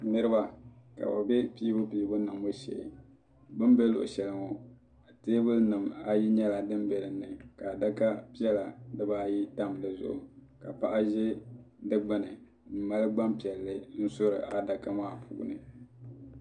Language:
Dagbani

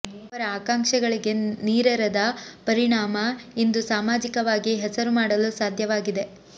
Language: Kannada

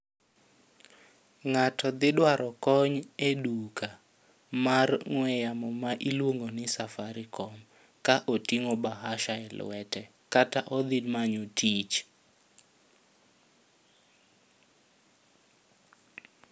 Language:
Luo (Kenya and Tanzania)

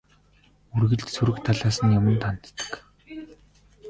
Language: Mongolian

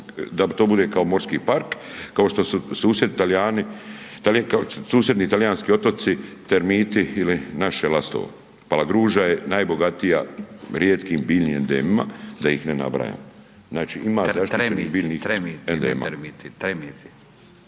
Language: Croatian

